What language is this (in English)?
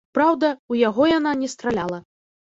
Belarusian